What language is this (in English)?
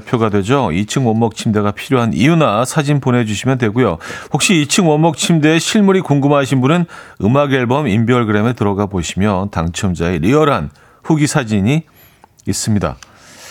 Korean